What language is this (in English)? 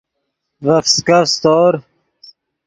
Yidgha